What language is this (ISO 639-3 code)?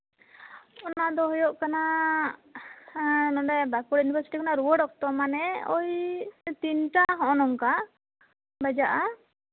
sat